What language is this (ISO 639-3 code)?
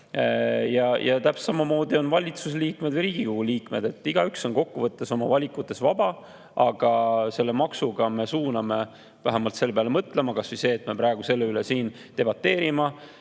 est